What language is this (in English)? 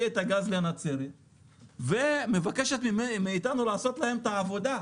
Hebrew